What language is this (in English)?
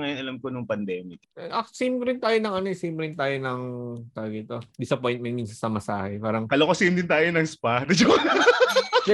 Filipino